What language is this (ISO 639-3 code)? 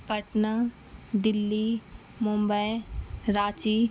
urd